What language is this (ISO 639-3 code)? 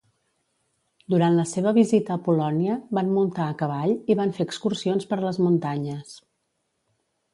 cat